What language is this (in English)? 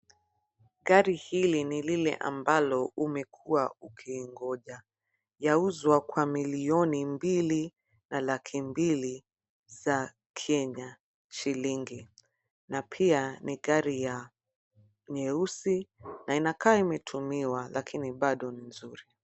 Swahili